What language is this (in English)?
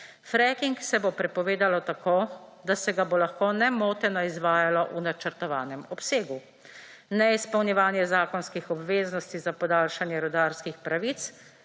Slovenian